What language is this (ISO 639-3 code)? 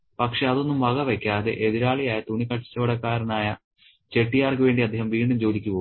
mal